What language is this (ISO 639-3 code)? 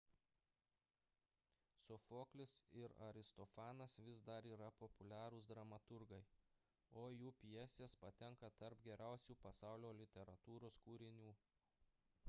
lit